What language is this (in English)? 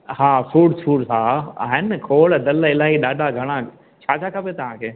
Sindhi